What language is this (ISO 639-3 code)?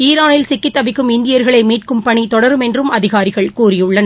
tam